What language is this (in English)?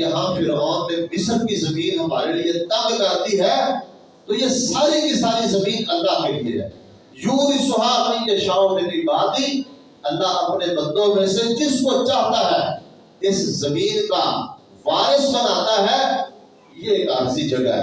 Urdu